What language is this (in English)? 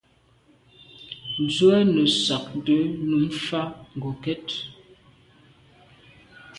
Medumba